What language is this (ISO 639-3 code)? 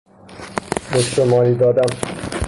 fas